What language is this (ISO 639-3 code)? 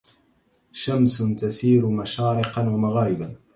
ara